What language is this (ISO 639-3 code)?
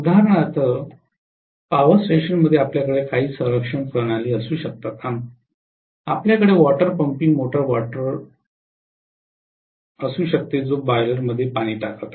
mar